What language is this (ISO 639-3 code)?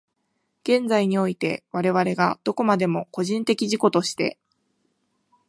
jpn